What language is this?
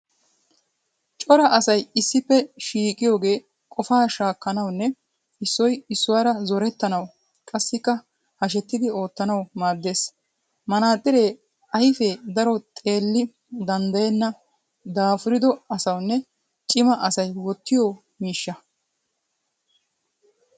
Wolaytta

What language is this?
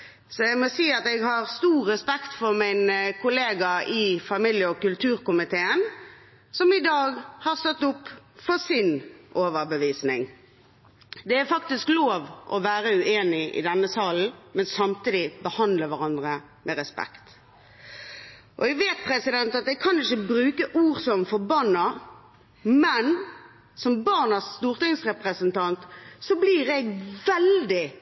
Norwegian Bokmål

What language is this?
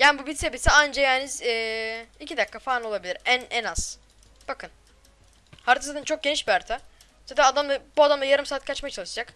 Turkish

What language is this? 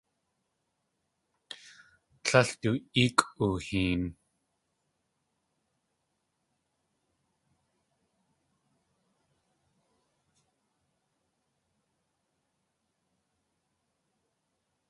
Tlingit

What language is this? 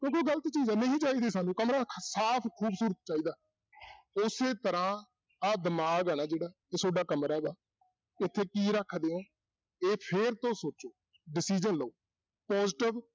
Punjabi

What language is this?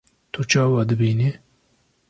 Kurdish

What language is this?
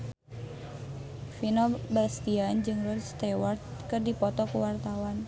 Sundanese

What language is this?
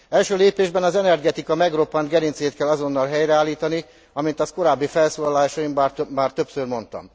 Hungarian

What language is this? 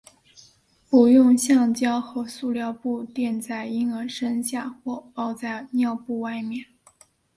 Chinese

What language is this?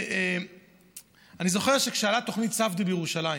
Hebrew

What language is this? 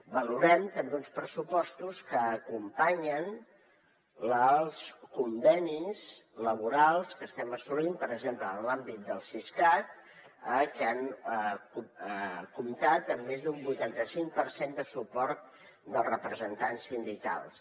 Catalan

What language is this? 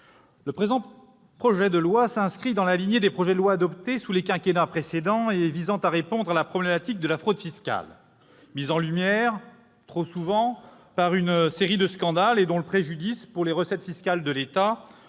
French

